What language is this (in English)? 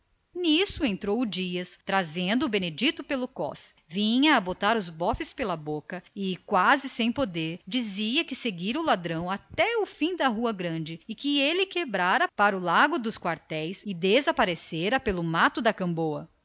Portuguese